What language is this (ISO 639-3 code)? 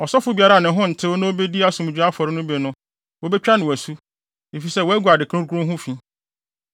aka